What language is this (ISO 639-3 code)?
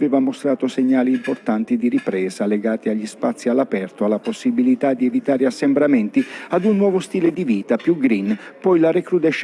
ita